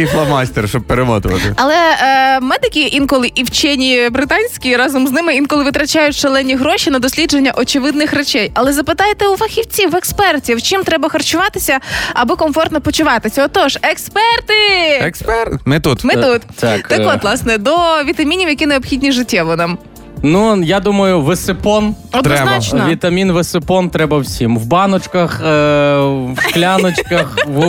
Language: Ukrainian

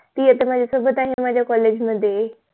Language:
Marathi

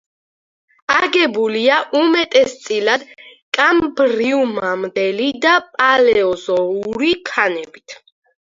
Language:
Georgian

